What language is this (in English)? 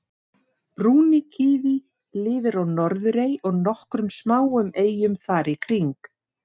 Icelandic